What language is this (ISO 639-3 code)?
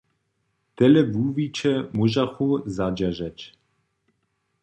hsb